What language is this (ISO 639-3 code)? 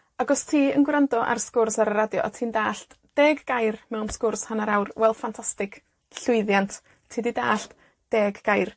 cym